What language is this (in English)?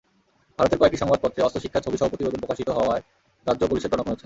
Bangla